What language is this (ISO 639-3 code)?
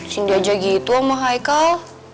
ind